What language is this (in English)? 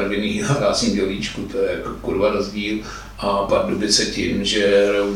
Czech